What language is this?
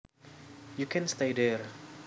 Javanese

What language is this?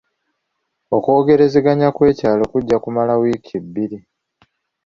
Ganda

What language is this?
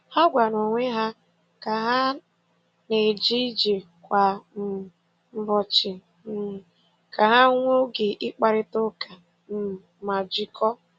Igbo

